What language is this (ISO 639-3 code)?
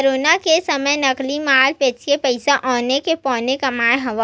hne